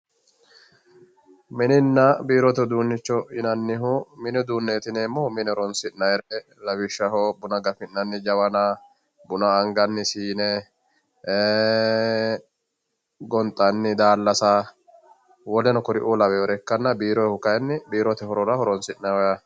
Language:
Sidamo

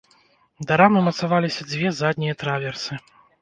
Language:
Belarusian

